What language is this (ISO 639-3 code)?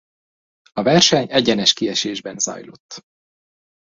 hun